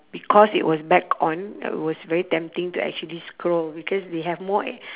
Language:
English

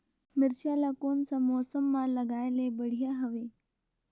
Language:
Chhattisgarhi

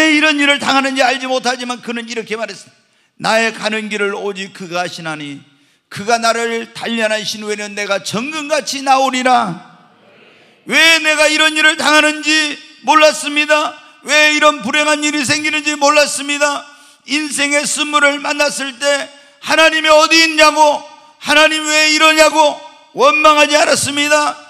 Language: Korean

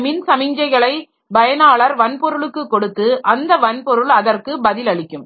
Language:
Tamil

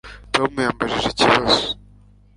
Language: Kinyarwanda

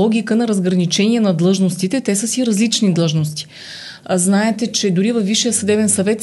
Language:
Bulgarian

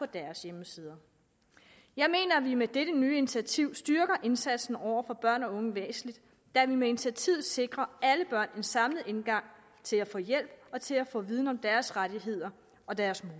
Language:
Danish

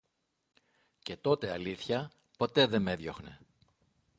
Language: Greek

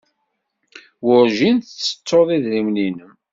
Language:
Kabyle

